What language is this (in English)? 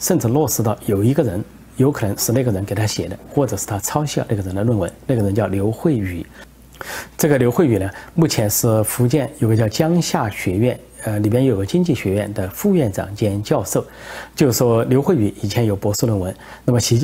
Chinese